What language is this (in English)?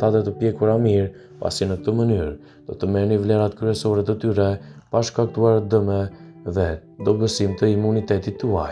Romanian